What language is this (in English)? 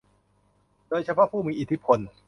Thai